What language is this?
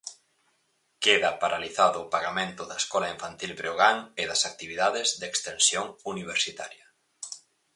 Galician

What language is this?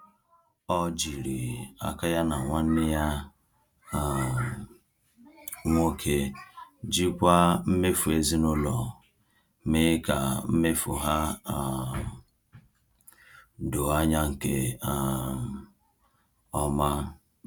Igbo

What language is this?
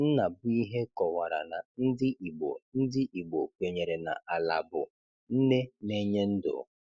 Igbo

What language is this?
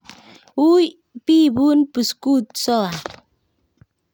Kalenjin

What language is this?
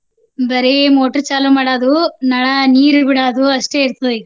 Kannada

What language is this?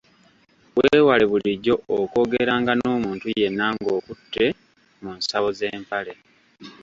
Ganda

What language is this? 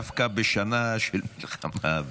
Hebrew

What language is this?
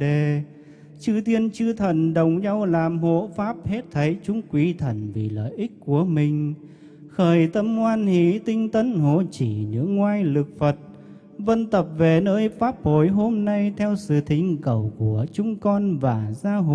Vietnamese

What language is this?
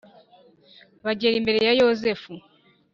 Kinyarwanda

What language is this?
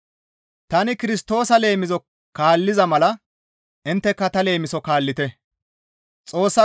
Gamo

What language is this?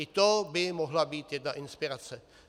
Czech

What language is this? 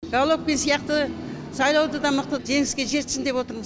Kazakh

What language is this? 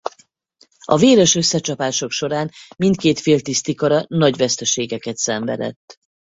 Hungarian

